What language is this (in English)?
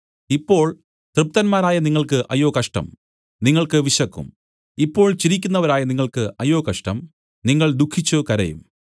Malayalam